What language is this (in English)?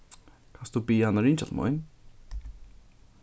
Faroese